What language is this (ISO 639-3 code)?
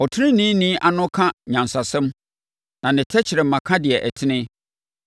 aka